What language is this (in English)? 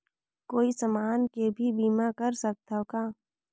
Chhattisgarhi